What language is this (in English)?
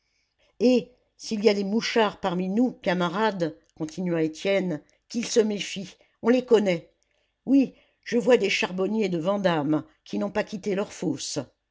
French